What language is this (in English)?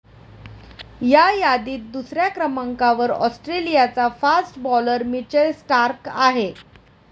Marathi